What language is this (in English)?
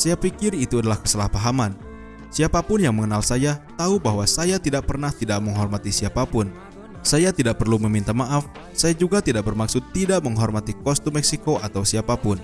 Indonesian